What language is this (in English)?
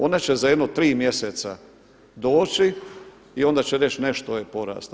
Croatian